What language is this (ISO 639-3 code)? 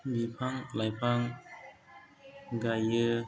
brx